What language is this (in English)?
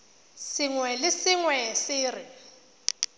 Tswana